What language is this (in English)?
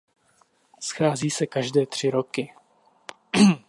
Czech